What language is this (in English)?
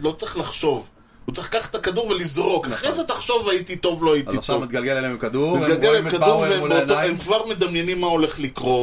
Hebrew